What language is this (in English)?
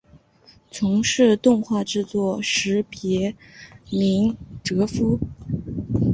Chinese